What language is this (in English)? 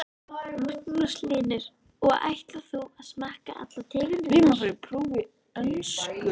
Icelandic